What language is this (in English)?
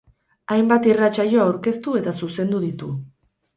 Basque